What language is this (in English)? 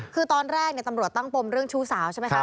Thai